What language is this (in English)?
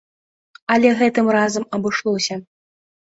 Belarusian